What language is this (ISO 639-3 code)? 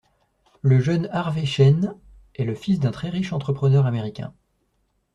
fra